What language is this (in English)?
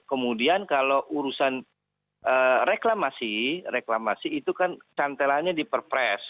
Indonesian